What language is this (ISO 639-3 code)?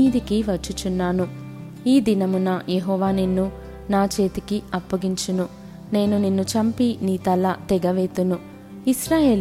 tel